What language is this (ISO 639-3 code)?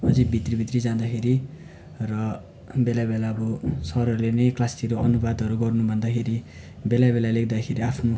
nep